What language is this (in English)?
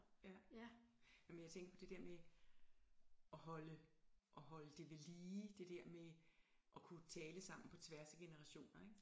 Danish